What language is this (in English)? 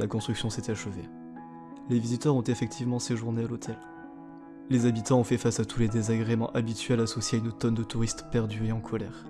French